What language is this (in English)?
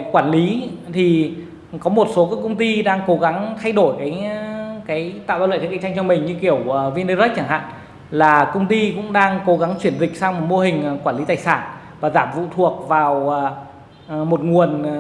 Vietnamese